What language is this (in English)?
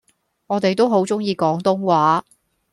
Cantonese